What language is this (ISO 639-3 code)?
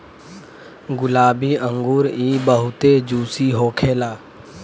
bho